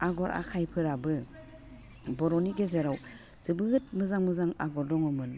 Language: Bodo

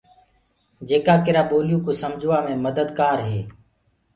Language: Gurgula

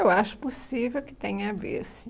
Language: Portuguese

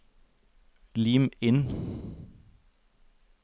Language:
Norwegian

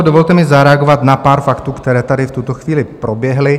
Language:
Czech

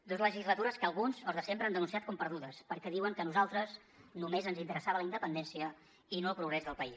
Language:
Catalan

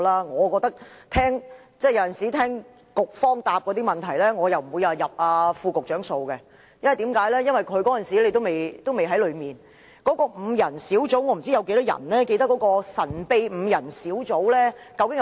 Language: Cantonese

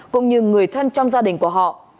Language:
Vietnamese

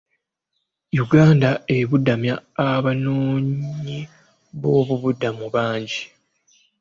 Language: Ganda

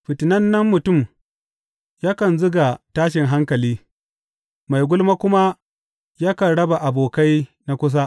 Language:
Hausa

